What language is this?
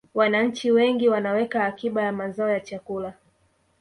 Swahili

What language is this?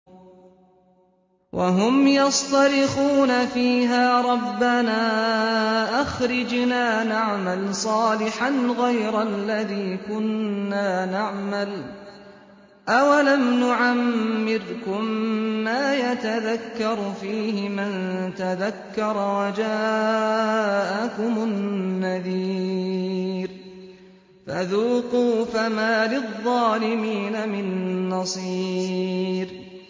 Arabic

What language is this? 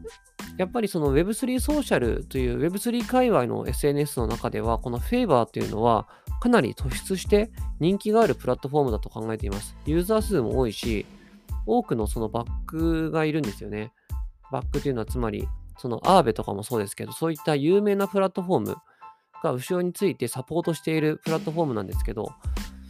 Japanese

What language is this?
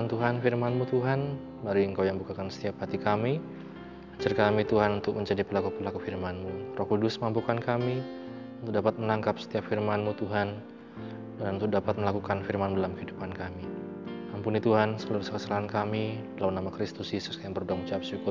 Indonesian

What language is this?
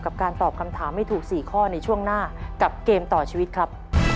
Thai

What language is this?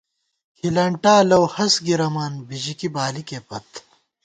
Gawar-Bati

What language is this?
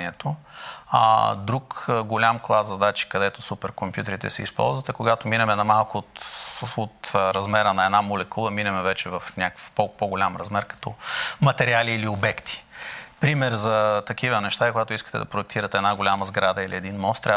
Bulgarian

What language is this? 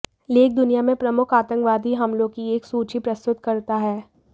Hindi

